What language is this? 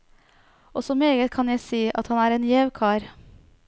Norwegian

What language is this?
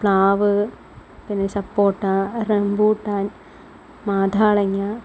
Malayalam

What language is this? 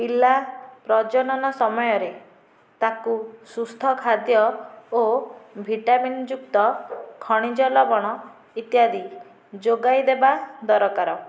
Odia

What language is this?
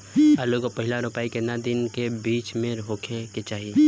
Bhojpuri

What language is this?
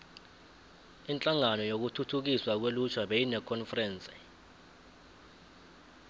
South Ndebele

